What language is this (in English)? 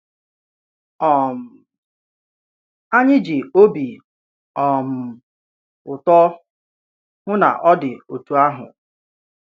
Igbo